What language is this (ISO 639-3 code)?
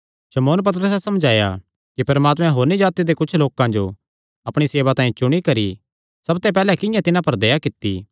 xnr